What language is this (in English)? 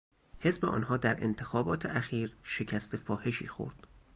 Persian